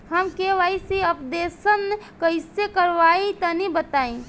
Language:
Bhojpuri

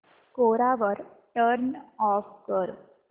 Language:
Marathi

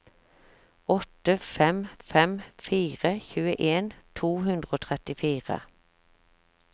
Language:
Norwegian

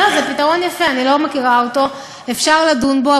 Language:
Hebrew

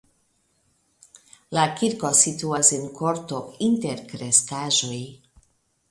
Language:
Esperanto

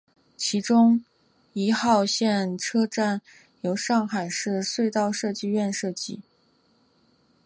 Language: Chinese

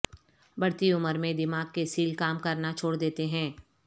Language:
Urdu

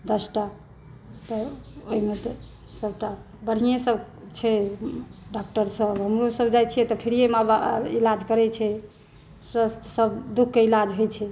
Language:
Maithili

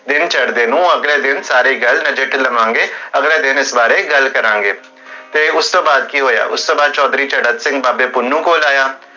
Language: Punjabi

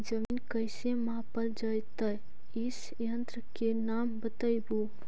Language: Magahi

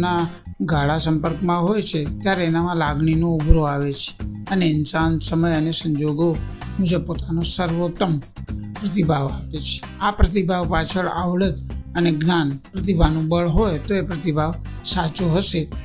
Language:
Hindi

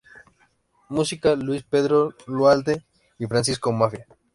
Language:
Spanish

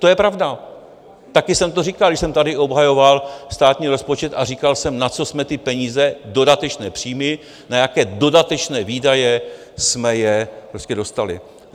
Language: Czech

